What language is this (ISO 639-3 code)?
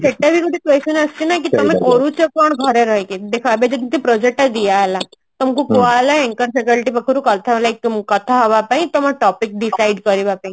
ori